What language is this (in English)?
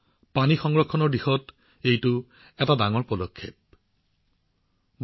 Assamese